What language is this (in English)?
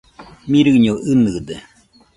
Nüpode Huitoto